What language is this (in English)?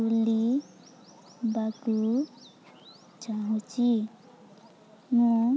Odia